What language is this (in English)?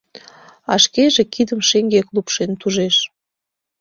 Mari